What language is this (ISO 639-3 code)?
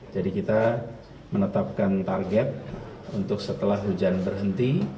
ind